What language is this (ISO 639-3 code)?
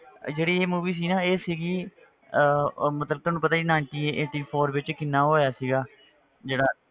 pan